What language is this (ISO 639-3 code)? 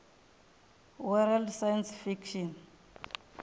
ven